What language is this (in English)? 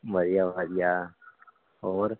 Punjabi